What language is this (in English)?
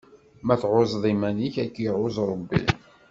Kabyle